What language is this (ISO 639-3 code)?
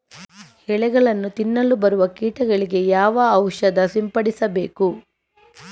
kan